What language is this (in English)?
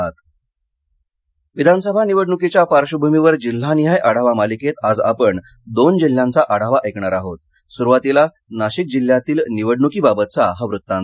Marathi